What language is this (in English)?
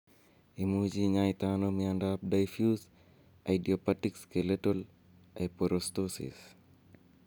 Kalenjin